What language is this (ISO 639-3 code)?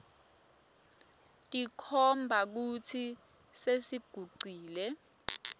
ssw